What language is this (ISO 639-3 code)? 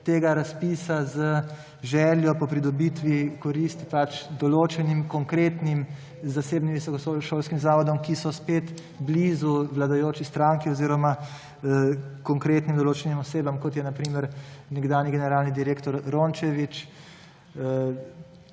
slv